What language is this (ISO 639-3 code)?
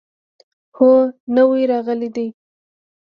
pus